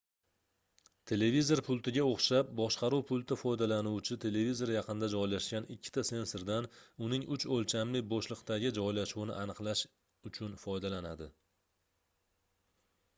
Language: Uzbek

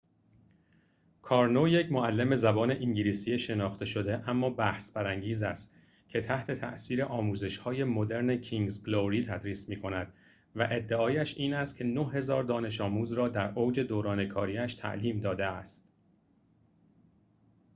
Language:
Persian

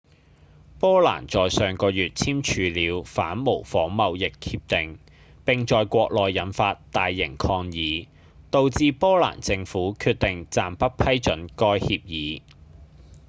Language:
Cantonese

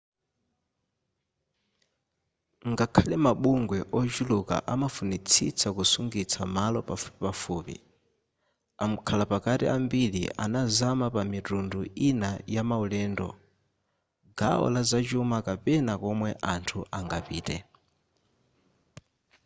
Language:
Nyanja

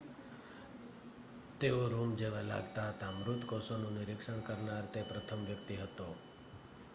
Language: Gujarati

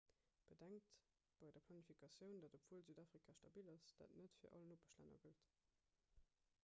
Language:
Luxembourgish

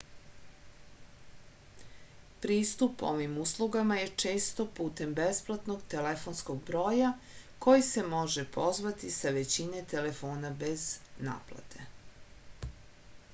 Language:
Serbian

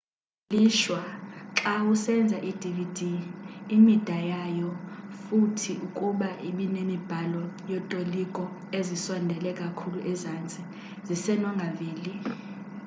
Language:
Xhosa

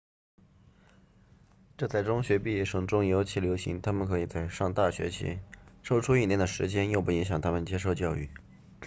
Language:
Chinese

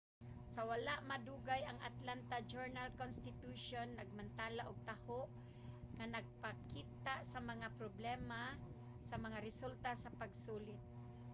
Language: Cebuano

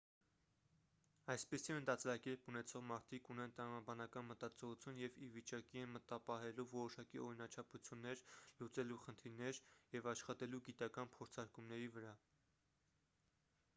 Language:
Armenian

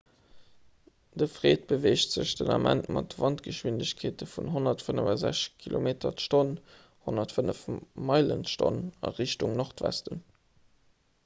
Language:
Luxembourgish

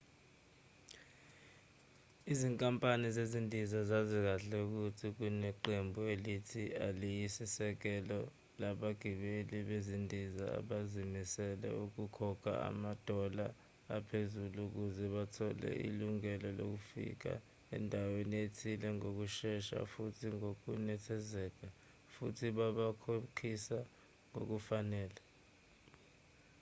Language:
Zulu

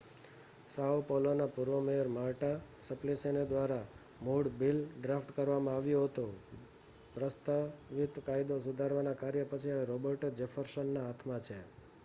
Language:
Gujarati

